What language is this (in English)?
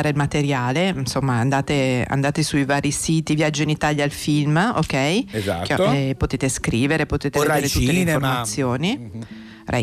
Italian